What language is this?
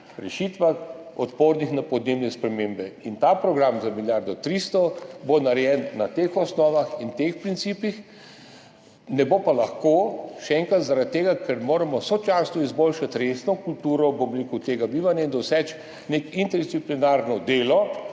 Slovenian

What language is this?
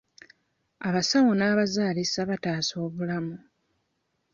Ganda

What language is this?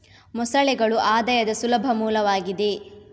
Kannada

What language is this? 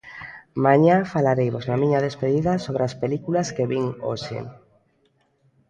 Galician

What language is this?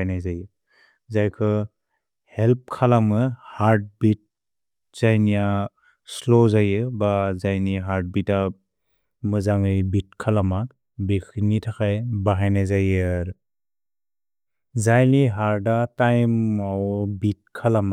Bodo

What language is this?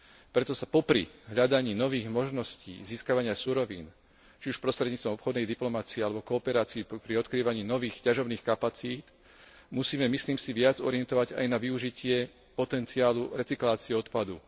Slovak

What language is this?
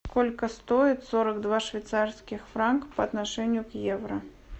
Russian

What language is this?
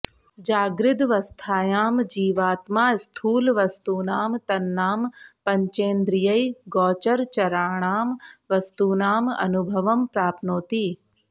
Sanskrit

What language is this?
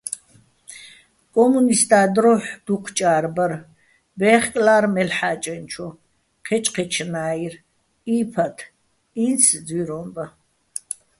Bats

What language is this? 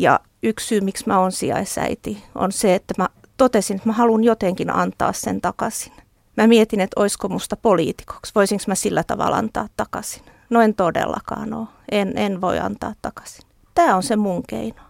Finnish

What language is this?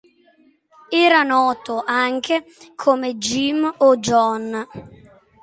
Italian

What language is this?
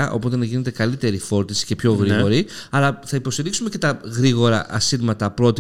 Greek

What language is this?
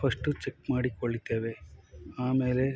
Kannada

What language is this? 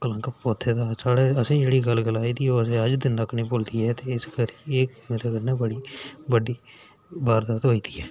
Dogri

